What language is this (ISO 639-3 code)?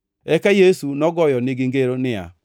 luo